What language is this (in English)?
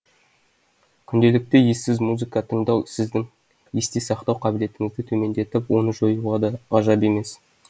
Kazakh